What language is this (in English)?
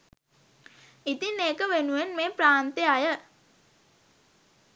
Sinhala